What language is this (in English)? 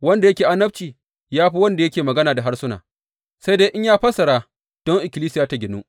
Hausa